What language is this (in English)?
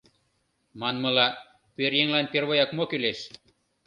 Mari